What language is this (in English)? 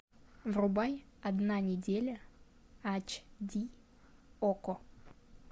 Russian